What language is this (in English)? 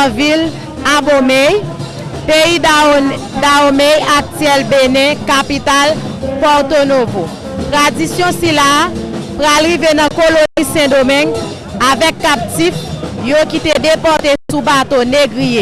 French